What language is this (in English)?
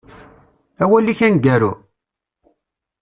Kabyle